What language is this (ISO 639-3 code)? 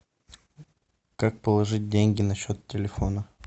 rus